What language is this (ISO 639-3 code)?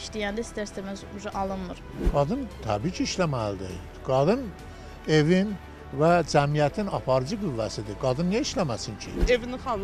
tur